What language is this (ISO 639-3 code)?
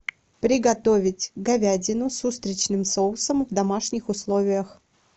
rus